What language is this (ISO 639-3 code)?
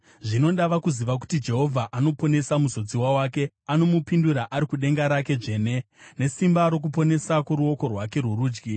sna